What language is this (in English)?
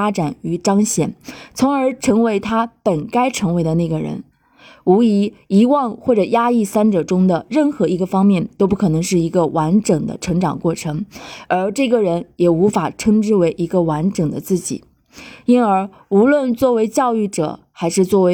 Chinese